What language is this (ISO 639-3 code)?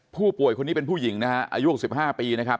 tha